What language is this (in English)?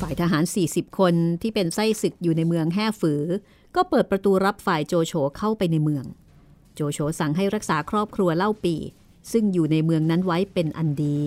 Thai